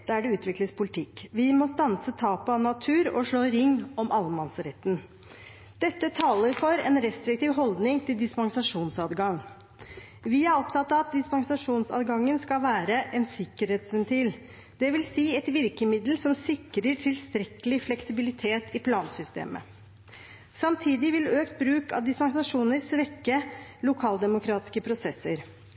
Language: Norwegian Bokmål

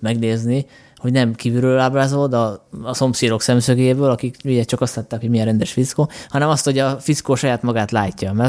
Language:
Hungarian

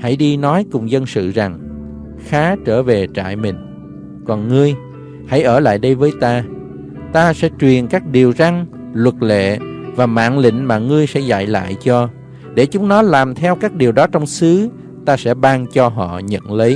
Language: Vietnamese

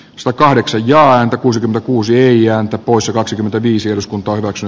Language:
Finnish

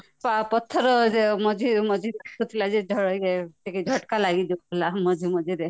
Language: Odia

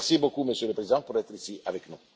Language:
French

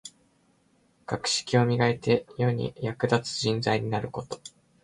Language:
Japanese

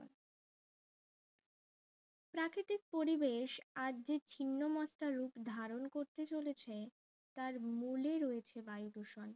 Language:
Bangla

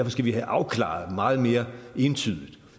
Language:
Danish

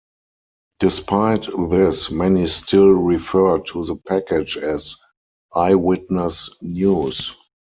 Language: English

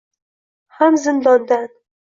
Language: Uzbek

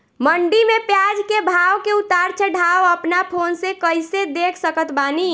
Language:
Bhojpuri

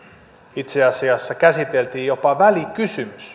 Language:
Finnish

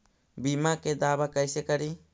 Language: Magahi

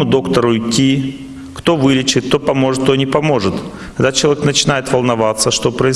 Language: Russian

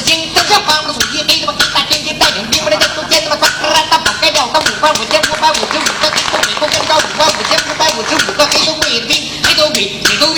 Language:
Chinese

